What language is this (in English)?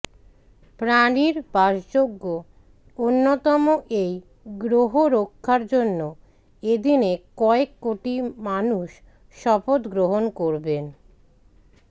Bangla